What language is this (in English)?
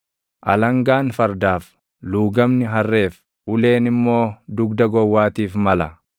Oromo